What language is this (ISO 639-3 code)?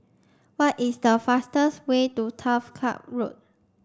eng